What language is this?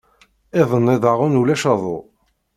Kabyle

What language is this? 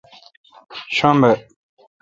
Kalkoti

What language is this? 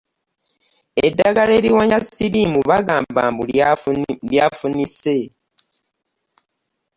Ganda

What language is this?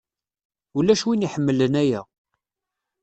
Kabyle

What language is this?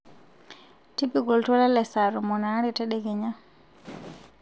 Masai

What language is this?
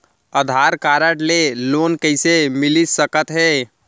Chhattisgarhi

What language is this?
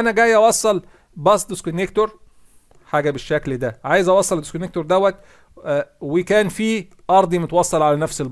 Arabic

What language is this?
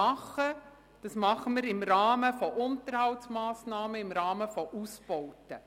Swiss German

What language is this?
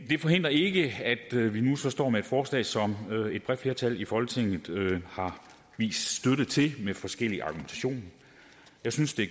Danish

